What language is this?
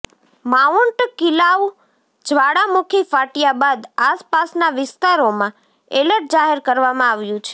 Gujarati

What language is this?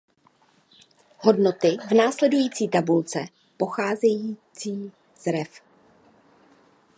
Czech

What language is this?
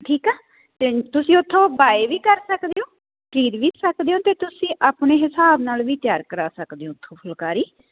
Punjabi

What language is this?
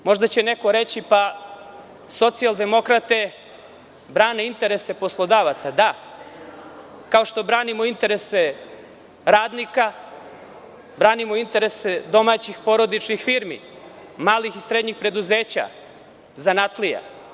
Serbian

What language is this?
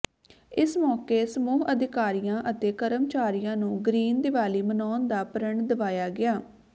Punjabi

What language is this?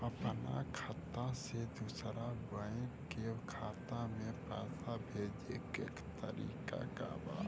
Bhojpuri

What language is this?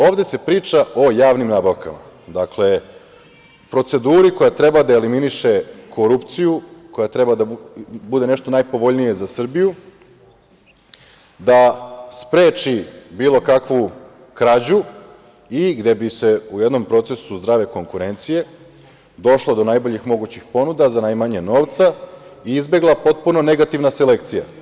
Serbian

